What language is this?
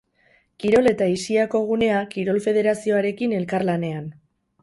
Basque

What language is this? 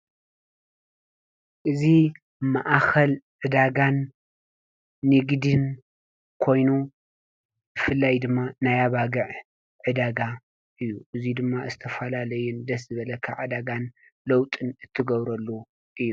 Tigrinya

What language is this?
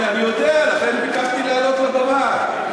Hebrew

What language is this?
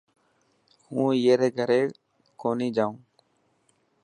Dhatki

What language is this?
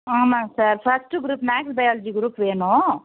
Tamil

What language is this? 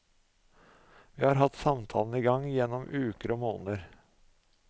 Norwegian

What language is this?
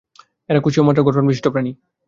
Bangla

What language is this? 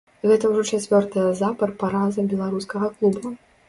Belarusian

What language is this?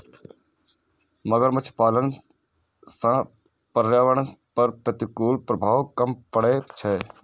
Maithili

